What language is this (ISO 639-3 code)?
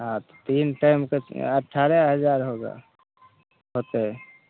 mai